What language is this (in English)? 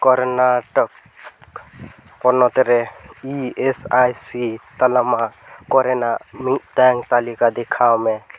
Santali